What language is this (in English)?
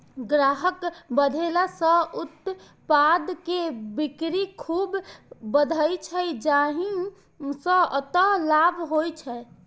Maithili